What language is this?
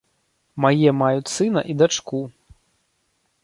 Belarusian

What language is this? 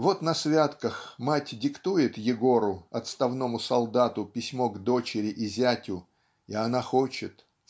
Russian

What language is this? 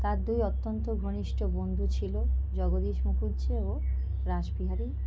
Bangla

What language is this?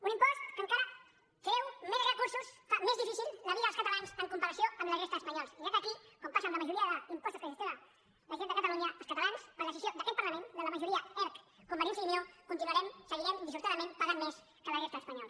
Catalan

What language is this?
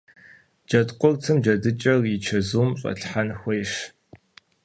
Kabardian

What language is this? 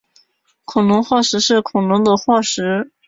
Chinese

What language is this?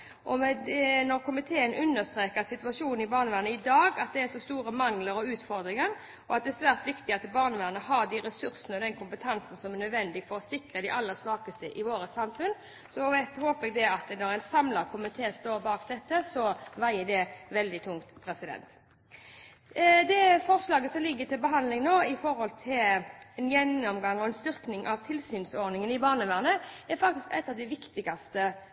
Norwegian Bokmål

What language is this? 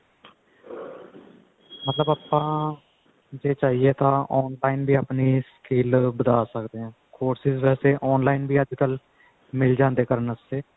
Punjabi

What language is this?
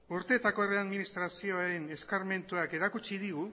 Basque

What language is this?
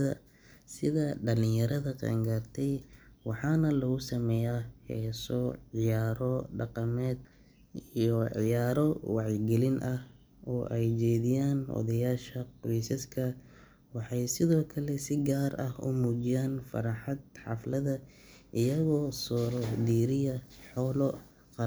Somali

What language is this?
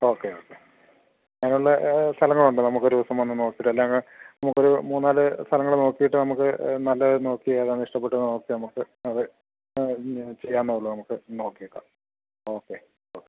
Malayalam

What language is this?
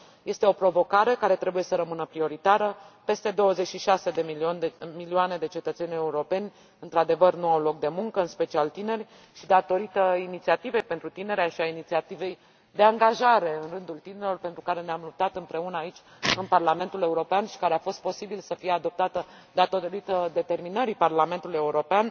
Romanian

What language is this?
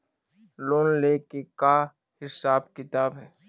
Chhattisgarhi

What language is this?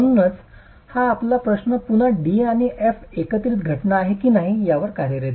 Marathi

